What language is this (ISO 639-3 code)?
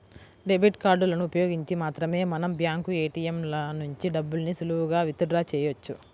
tel